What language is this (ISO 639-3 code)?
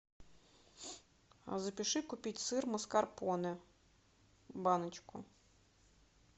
rus